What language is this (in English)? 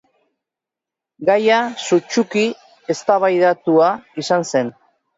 Basque